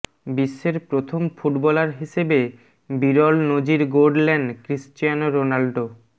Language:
Bangla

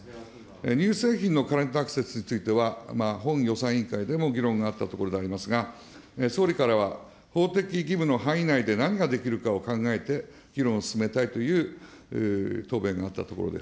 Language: Japanese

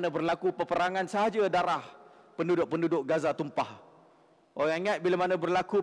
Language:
Malay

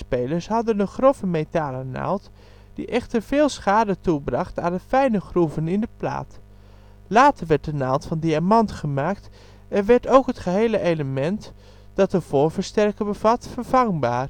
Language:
Dutch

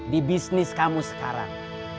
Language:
Indonesian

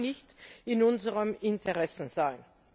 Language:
German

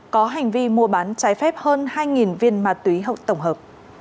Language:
Vietnamese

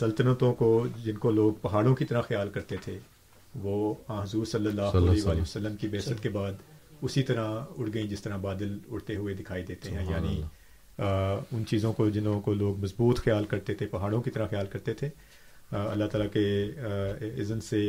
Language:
Urdu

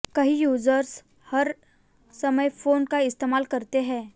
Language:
Hindi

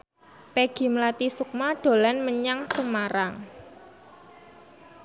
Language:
Javanese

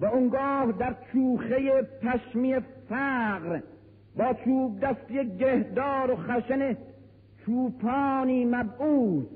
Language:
Persian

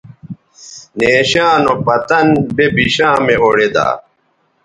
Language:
Bateri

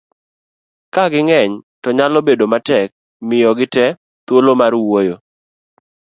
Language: Luo (Kenya and Tanzania)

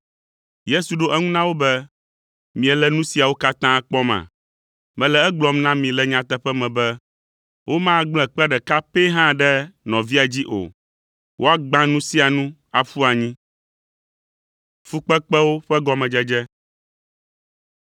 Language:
Ewe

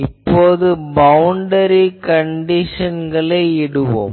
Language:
Tamil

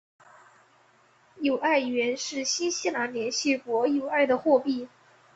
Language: Chinese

